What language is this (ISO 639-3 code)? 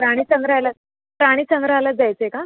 mar